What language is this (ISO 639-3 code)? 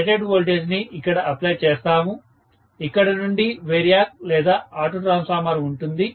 tel